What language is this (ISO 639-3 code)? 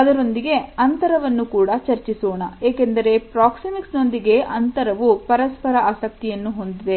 kan